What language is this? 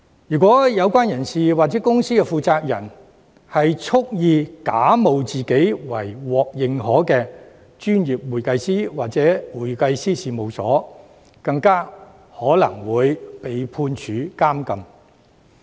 Cantonese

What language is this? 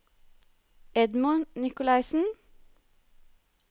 Norwegian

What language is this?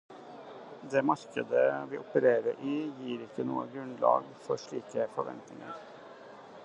Norwegian Bokmål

